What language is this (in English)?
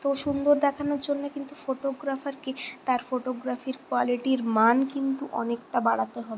Bangla